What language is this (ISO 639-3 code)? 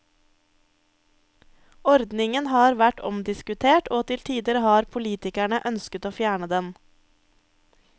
nor